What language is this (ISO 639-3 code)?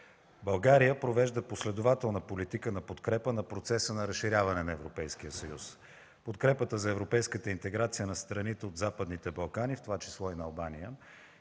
bul